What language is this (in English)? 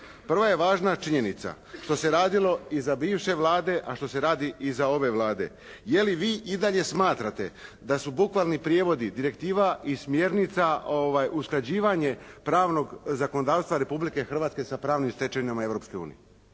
Croatian